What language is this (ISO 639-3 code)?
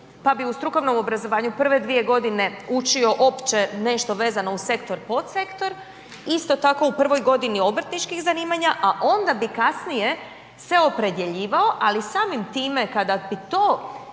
hrv